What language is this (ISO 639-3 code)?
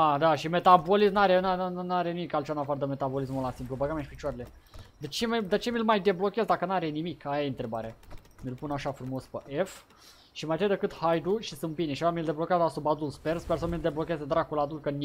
ron